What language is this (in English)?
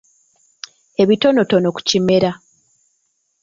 Ganda